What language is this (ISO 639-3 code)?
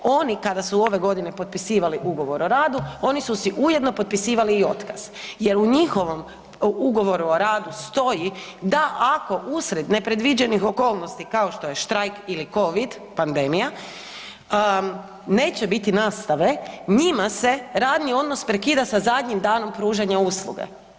hrv